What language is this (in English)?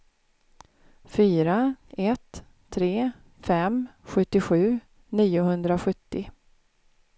Swedish